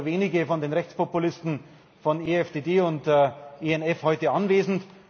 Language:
German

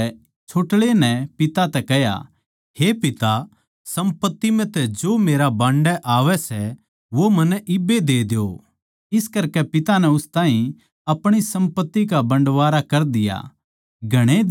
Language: Haryanvi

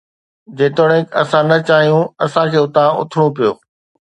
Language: Sindhi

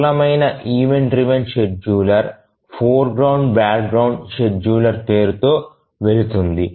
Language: Telugu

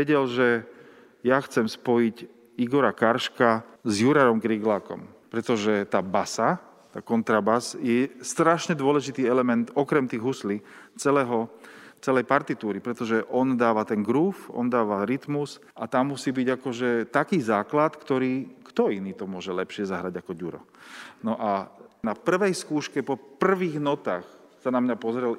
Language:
Slovak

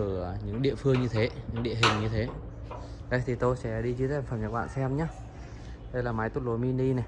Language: Vietnamese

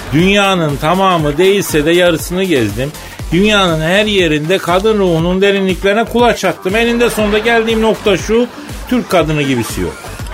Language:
Turkish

